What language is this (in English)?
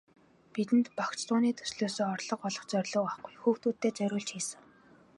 Mongolian